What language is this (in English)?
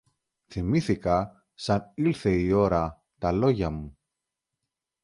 Greek